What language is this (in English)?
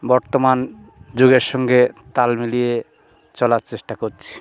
Bangla